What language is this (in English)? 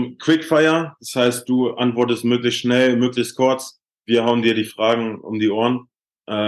German